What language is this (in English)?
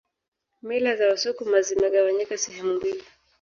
Swahili